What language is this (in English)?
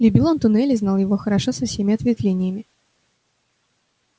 Russian